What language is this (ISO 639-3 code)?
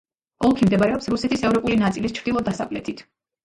kat